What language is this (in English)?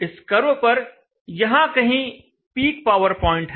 Hindi